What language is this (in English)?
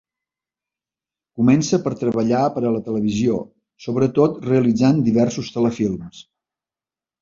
Catalan